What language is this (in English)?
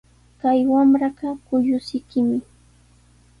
Sihuas Ancash Quechua